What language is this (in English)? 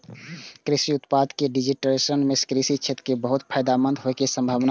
Maithili